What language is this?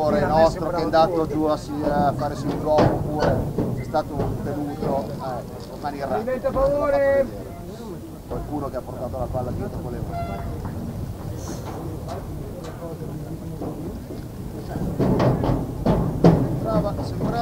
Italian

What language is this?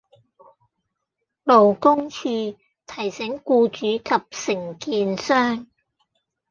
Cantonese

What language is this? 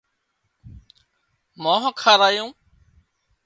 Wadiyara Koli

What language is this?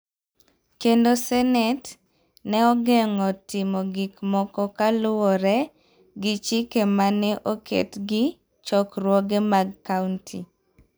Luo (Kenya and Tanzania)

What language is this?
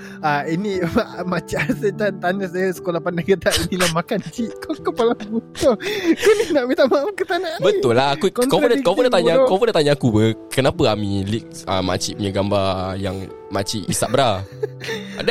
Malay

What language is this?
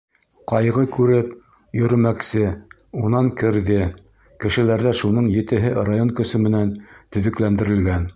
Bashkir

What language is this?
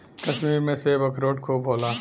Bhojpuri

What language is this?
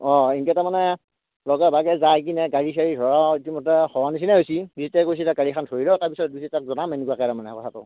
Assamese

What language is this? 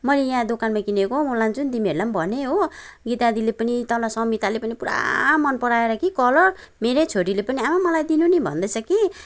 Nepali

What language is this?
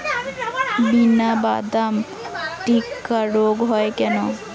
Bangla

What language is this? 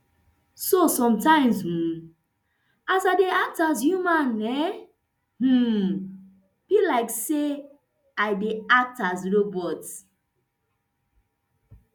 Nigerian Pidgin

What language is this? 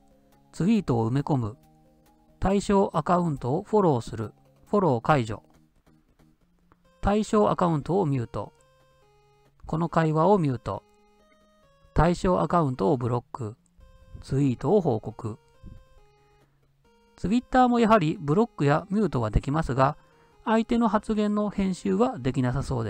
Japanese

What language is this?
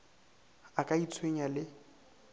Northern Sotho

